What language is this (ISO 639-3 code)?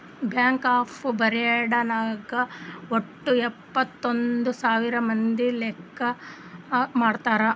kan